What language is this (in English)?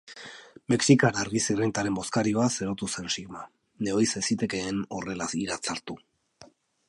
Basque